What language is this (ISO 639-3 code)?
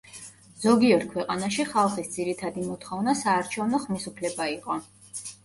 kat